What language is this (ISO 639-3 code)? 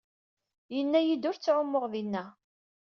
kab